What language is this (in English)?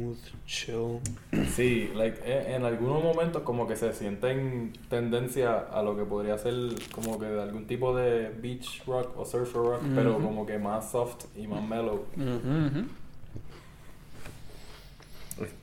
Spanish